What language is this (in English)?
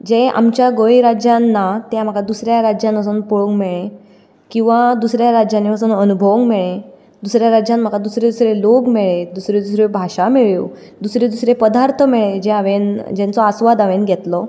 Konkani